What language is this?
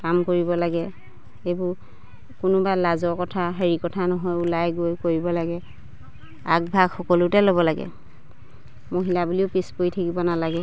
Assamese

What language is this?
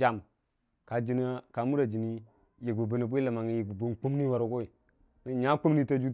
Dijim-Bwilim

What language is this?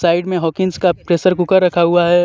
Hindi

